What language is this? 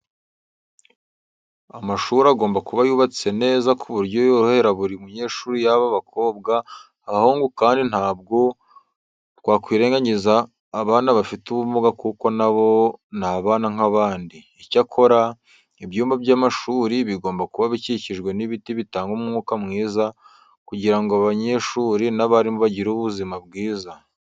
Kinyarwanda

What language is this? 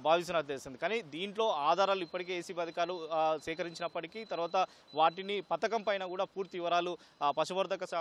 Telugu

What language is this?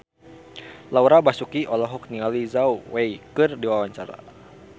Sundanese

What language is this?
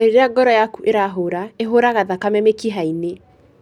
Kikuyu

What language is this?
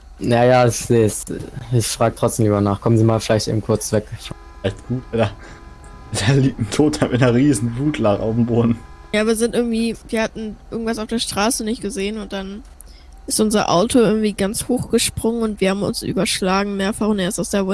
German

